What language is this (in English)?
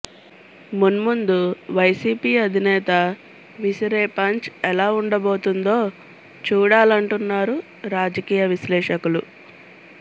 Telugu